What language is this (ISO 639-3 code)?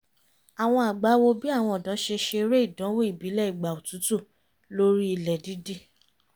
yor